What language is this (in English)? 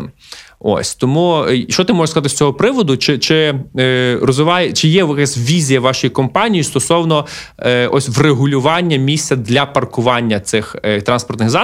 Ukrainian